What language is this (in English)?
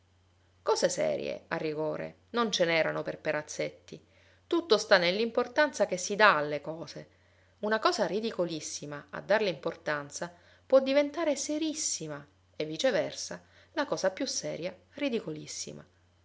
Italian